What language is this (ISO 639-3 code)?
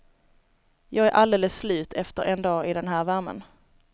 swe